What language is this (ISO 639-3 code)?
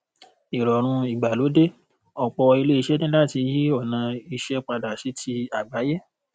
yor